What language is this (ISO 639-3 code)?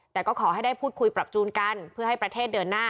tha